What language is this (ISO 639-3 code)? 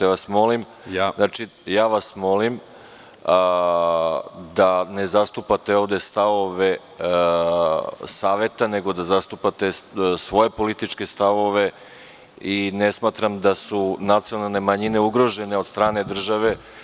srp